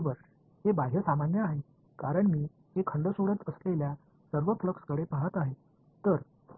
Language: Marathi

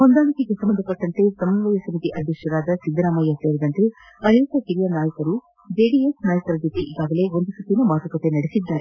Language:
Kannada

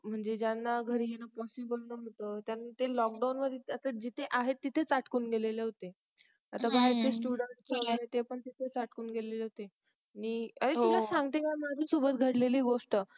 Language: Marathi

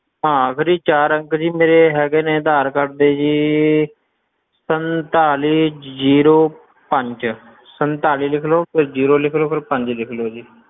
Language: Punjabi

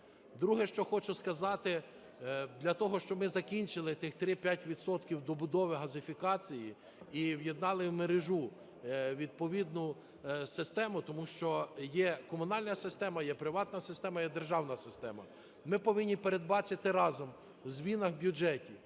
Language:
Ukrainian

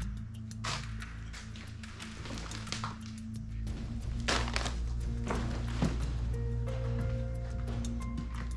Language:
Portuguese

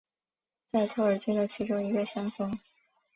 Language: Chinese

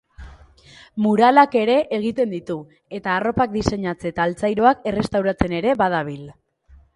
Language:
Basque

